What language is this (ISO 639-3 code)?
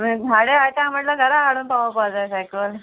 kok